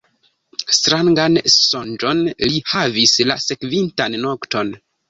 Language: Esperanto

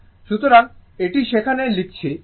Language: Bangla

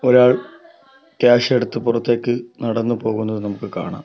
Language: Malayalam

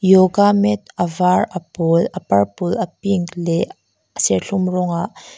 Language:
Mizo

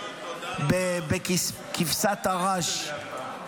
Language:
Hebrew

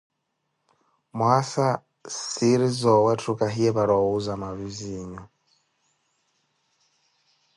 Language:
Koti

